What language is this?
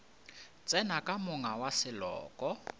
Northern Sotho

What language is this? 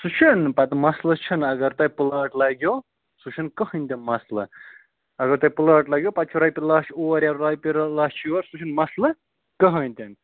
Kashmiri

